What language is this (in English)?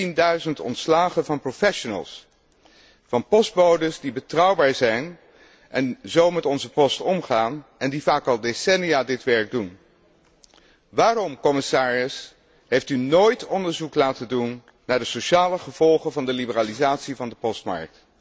Dutch